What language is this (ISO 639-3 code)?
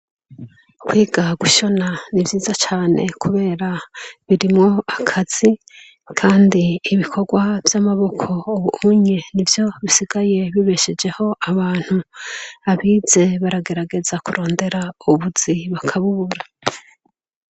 run